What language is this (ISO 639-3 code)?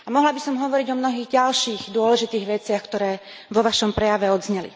slk